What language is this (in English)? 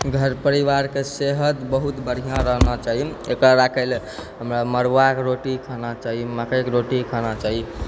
Maithili